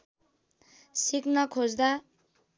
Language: Nepali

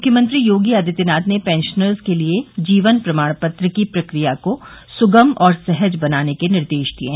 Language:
Hindi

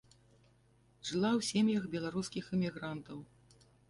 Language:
Belarusian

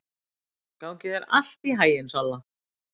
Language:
Icelandic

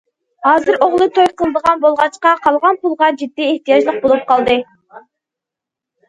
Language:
Uyghur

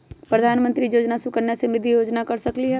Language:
Magahi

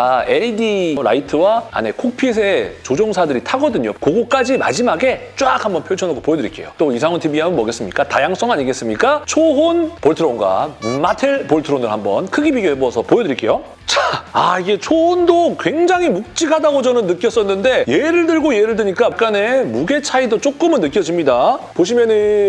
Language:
Korean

